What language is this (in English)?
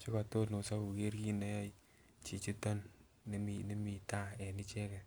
Kalenjin